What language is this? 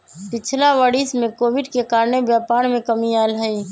Magahi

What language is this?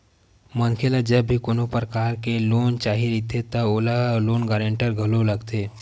Chhattisgarhi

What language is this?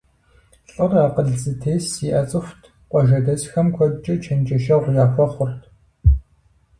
Kabardian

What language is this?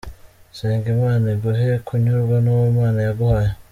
Kinyarwanda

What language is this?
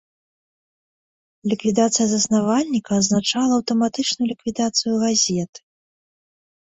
Belarusian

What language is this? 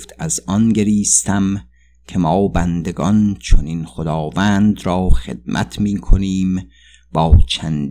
Persian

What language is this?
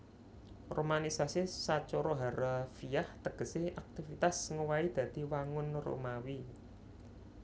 Javanese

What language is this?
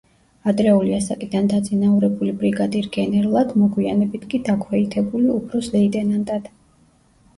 Georgian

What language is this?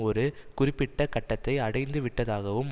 Tamil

